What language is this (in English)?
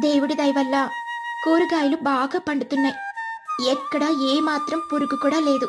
Telugu